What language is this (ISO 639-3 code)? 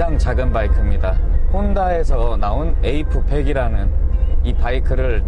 kor